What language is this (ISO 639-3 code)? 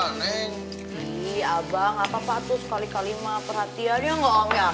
ind